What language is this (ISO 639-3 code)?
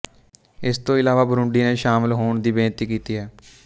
pan